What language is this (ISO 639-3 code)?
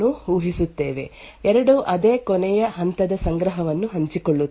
kan